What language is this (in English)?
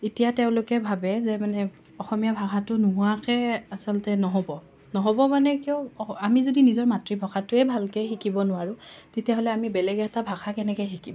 Assamese